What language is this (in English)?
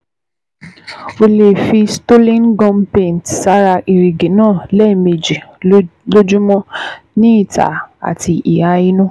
Yoruba